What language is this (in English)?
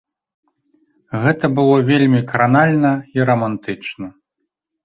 Belarusian